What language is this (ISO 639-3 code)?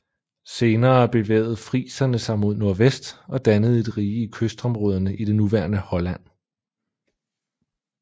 dan